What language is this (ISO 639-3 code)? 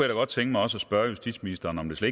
dan